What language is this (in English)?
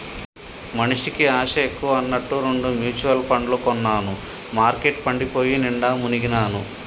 Telugu